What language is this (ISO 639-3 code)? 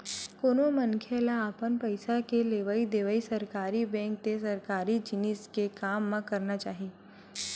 hne